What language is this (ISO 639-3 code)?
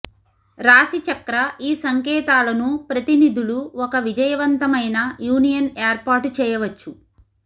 tel